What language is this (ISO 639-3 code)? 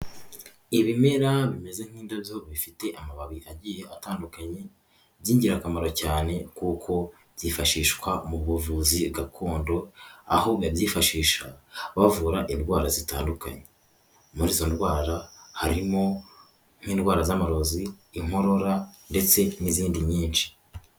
kin